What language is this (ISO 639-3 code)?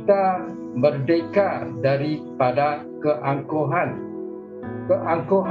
msa